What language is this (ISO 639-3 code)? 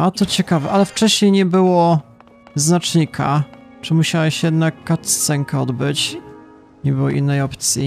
pol